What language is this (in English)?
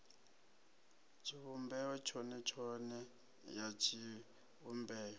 Venda